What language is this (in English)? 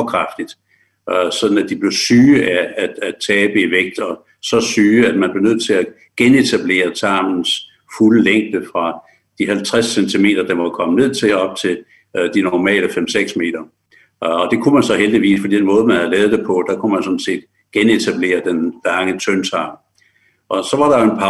Danish